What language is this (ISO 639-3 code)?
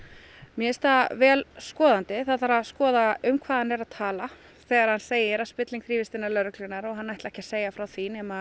isl